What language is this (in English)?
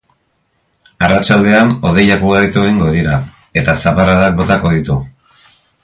Basque